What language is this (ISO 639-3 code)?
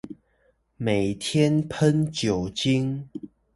zho